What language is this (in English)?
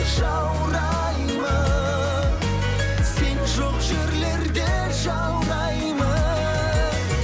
Kazakh